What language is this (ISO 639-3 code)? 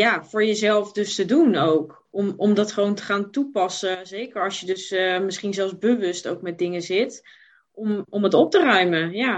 nld